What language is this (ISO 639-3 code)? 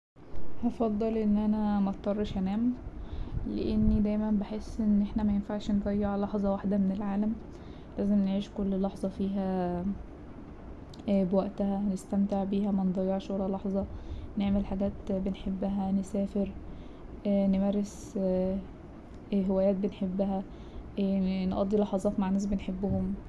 arz